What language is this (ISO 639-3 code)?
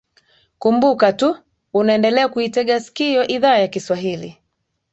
swa